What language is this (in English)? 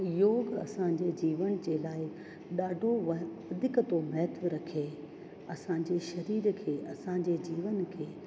Sindhi